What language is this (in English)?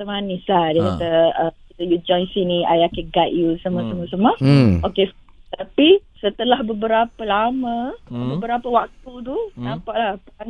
Malay